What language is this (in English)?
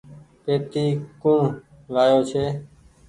Goaria